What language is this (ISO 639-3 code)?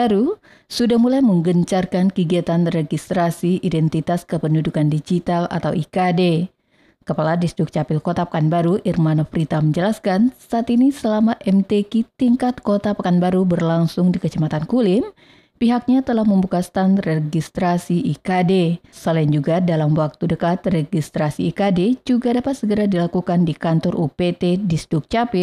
ind